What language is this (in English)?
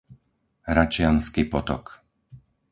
Slovak